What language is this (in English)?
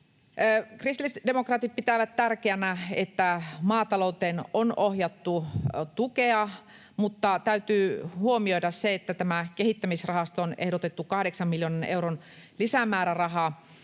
Finnish